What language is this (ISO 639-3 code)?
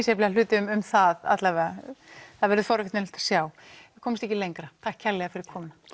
isl